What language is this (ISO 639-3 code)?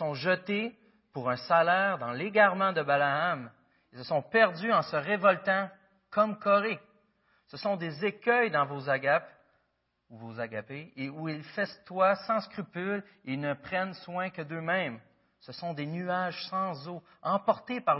fra